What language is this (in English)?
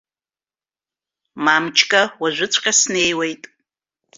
Abkhazian